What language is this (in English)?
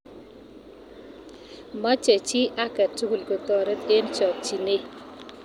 Kalenjin